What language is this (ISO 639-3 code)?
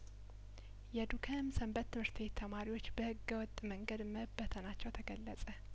amh